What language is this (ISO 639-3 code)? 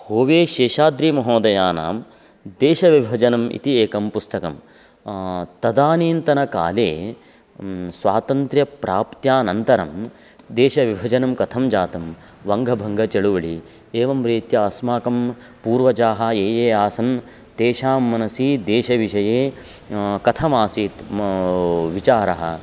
san